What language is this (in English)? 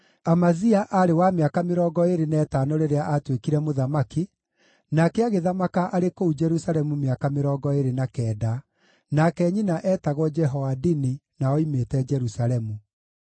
Kikuyu